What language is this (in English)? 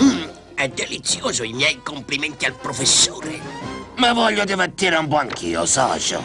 Italian